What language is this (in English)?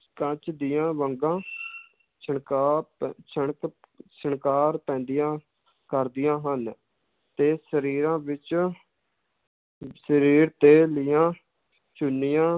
Punjabi